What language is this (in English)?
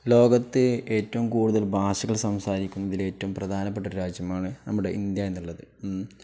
Malayalam